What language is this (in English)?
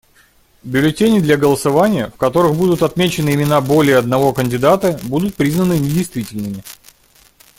Russian